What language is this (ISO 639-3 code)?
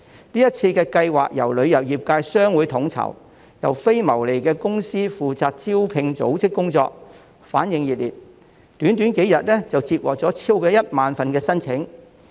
yue